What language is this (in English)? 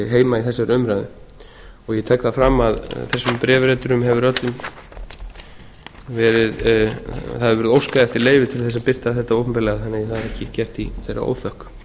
Icelandic